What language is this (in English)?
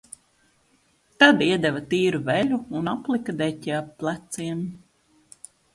Latvian